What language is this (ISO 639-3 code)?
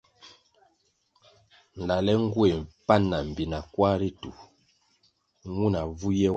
nmg